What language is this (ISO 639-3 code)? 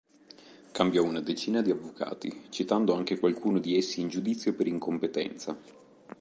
ita